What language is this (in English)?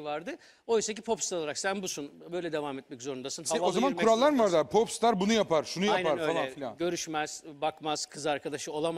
Turkish